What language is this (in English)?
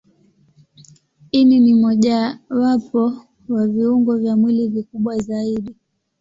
Swahili